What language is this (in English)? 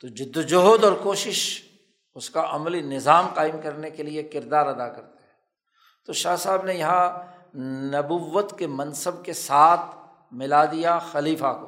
Urdu